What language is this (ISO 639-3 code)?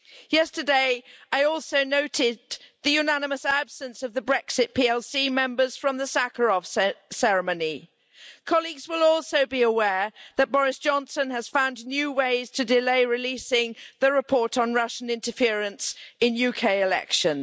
eng